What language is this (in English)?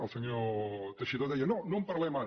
Catalan